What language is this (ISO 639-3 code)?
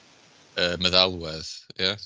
cym